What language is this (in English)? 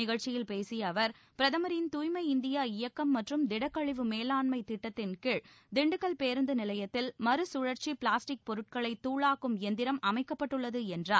Tamil